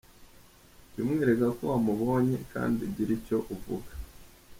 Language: Kinyarwanda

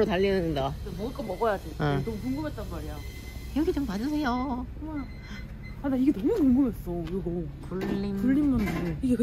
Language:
Korean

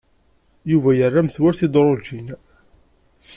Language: Kabyle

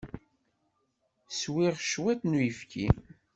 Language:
Kabyle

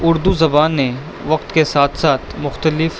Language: Urdu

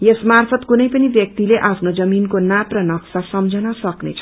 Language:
Nepali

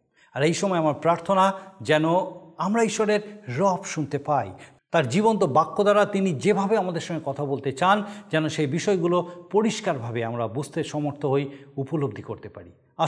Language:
Bangla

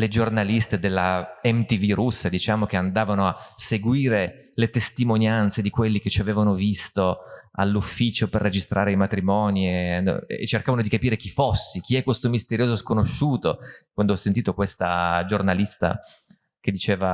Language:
Italian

